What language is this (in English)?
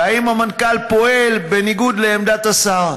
Hebrew